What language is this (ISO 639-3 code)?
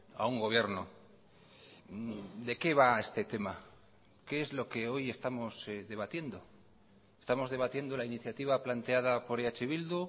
spa